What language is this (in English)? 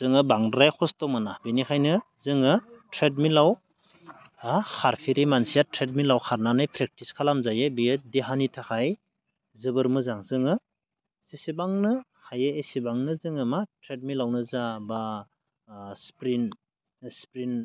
Bodo